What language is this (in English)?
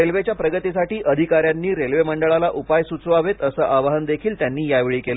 Marathi